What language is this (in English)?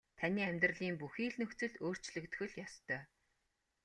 Mongolian